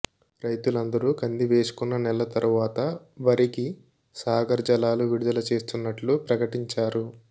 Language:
Telugu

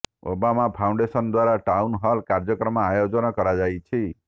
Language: Odia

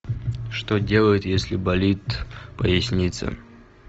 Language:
Russian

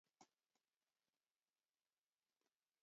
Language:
Basque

